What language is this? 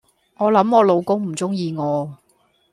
Cantonese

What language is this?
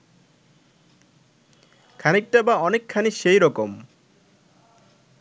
Bangla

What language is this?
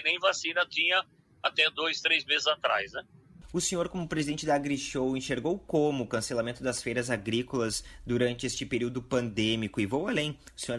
Portuguese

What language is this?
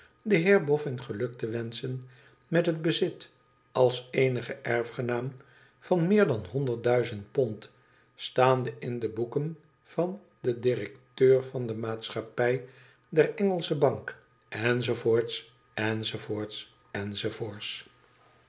Dutch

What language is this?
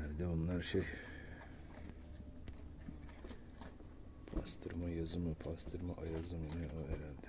Turkish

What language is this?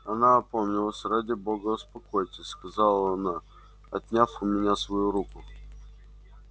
Russian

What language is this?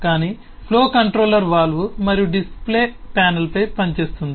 Telugu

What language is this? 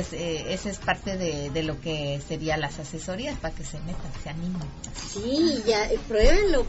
Spanish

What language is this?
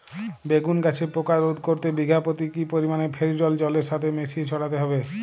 Bangla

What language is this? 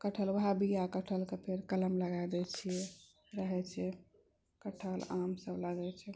Maithili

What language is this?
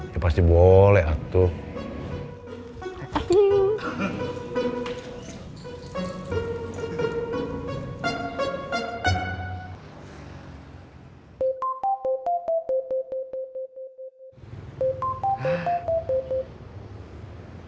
Indonesian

